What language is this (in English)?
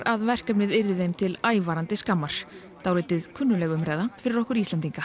Icelandic